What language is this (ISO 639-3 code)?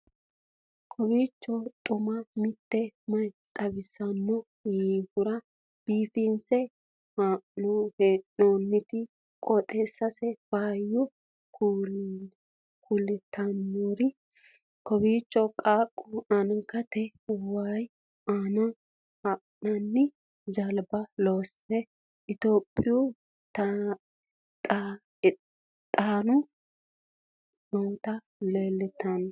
sid